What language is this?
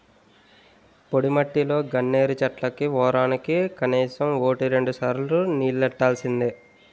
Telugu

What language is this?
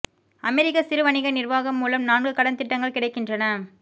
Tamil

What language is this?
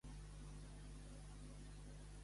Catalan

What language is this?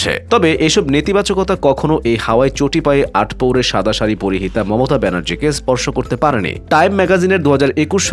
Bangla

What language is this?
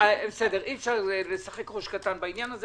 Hebrew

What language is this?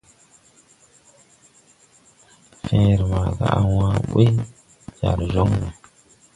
Tupuri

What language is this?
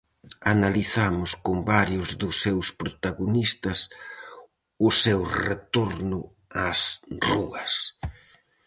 Galician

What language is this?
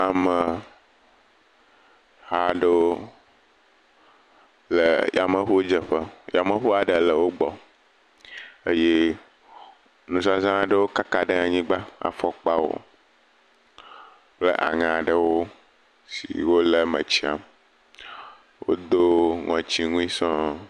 Ewe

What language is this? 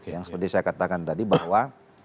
Indonesian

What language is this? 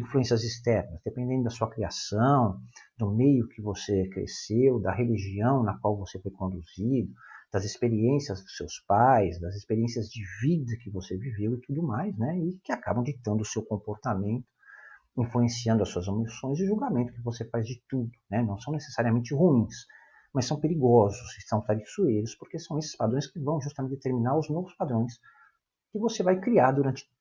Portuguese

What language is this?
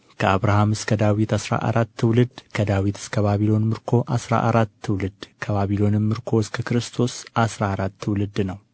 Amharic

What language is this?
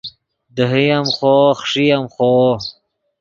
Yidgha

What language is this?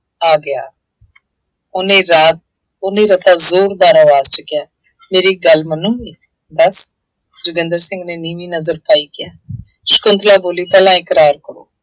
Punjabi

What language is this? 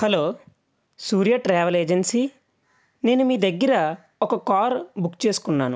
Telugu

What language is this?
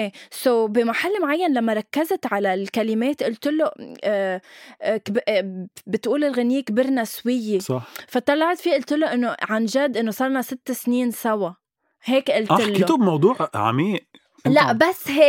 Arabic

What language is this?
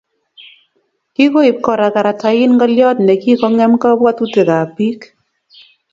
Kalenjin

